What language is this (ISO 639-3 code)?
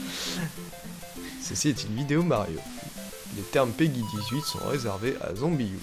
fra